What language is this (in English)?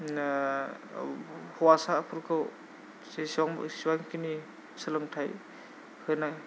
Bodo